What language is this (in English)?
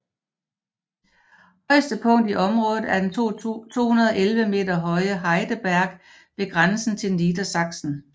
Danish